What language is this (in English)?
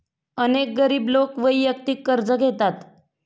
Marathi